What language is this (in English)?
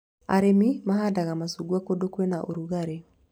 Kikuyu